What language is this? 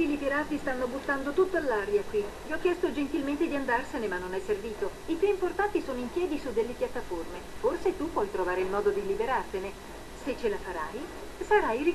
Italian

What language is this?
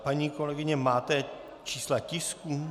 Czech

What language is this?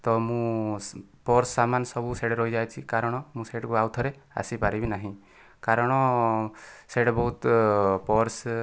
Odia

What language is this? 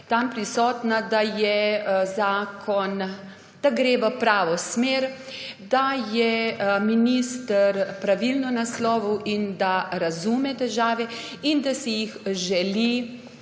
Slovenian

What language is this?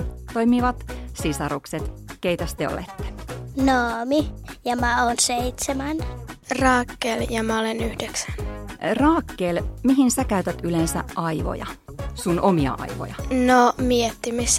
Finnish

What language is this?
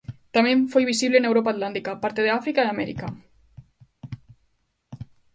Galician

